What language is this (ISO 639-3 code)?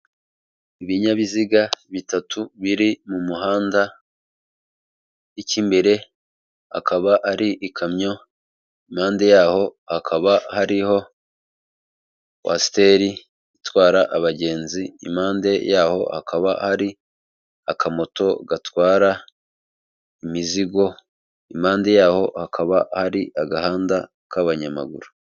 kin